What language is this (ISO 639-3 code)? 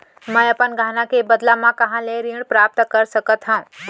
hne